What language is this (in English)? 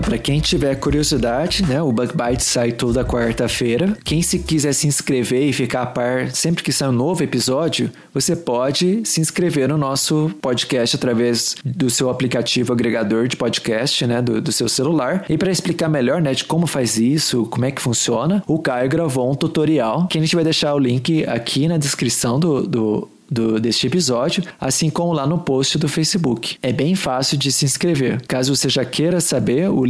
Portuguese